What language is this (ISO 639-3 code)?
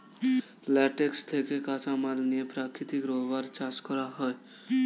ben